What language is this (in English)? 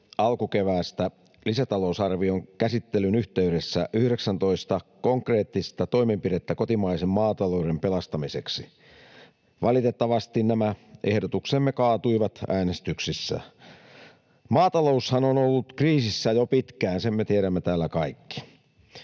Finnish